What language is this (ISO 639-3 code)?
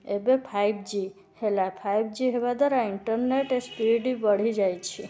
ori